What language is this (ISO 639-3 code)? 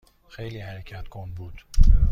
fas